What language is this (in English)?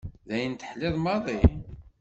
Kabyle